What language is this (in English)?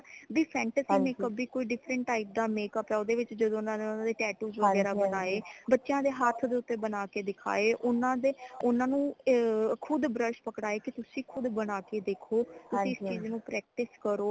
Punjabi